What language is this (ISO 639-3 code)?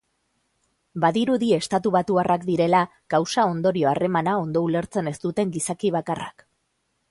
eus